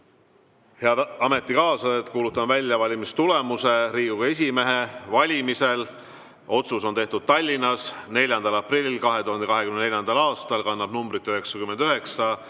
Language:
Estonian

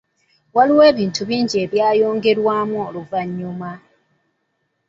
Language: Ganda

